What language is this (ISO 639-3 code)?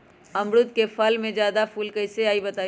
mag